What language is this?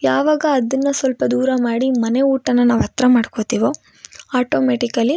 Kannada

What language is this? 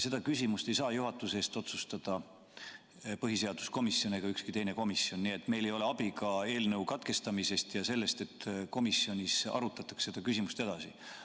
Estonian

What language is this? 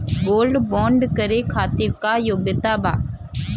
Bhojpuri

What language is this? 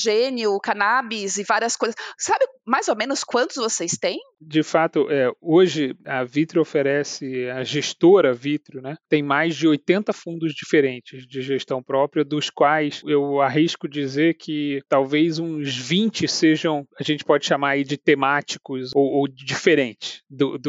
Portuguese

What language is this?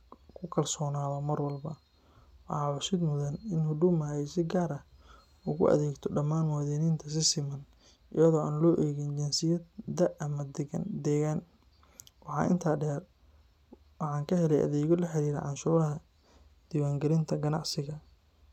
Somali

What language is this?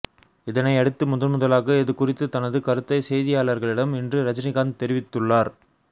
Tamil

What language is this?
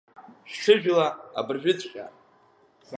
Abkhazian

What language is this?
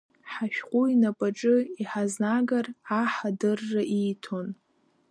Abkhazian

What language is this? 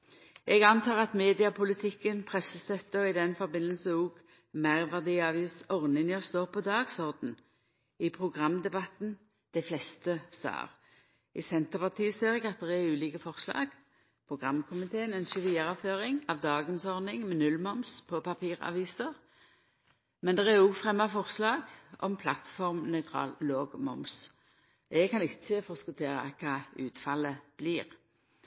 Norwegian Nynorsk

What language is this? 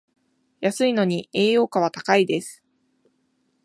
Japanese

